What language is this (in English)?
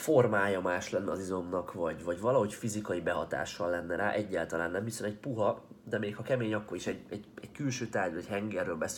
Hungarian